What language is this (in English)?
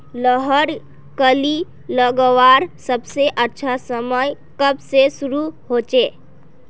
Magahi